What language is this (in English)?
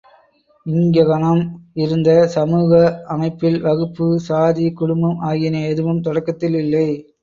Tamil